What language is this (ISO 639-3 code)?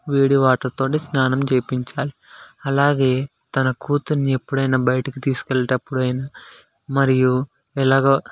tel